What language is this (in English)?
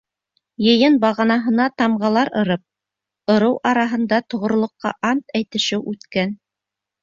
Bashkir